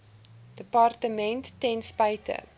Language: Afrikaans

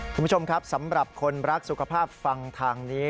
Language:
Thai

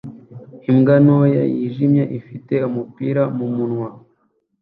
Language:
Kinyarwanda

